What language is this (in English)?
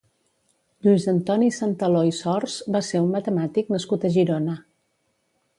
Catalan